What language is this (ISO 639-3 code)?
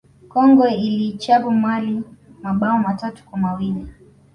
swa